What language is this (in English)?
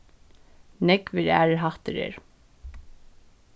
Faroese